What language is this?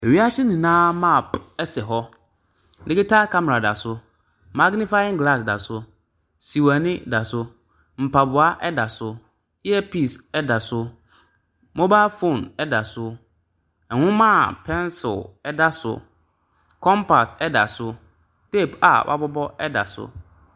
Akan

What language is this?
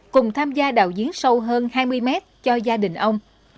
Vietnamese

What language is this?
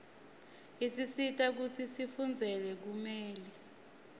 Swati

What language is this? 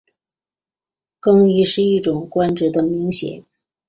Chinese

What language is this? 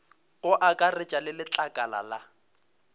Northern Sotho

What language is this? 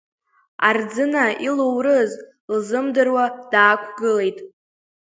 Abkhazian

